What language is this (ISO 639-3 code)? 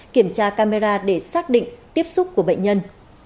vie